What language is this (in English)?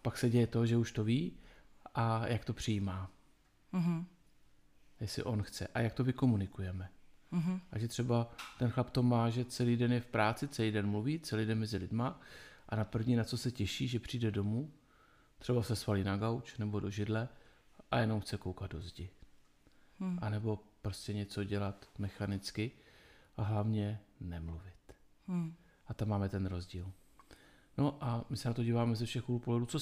Czech